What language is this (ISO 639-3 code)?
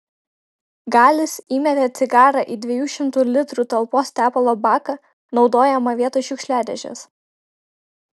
lit